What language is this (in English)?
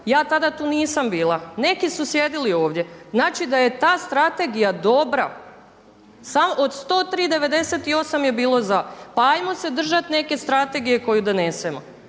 Croatian